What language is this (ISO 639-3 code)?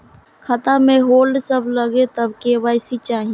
mai